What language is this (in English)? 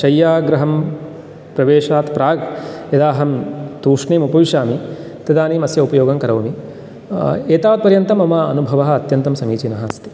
Sanskrit